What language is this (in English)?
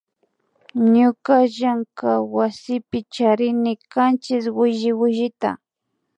Imbabura Highland Quichua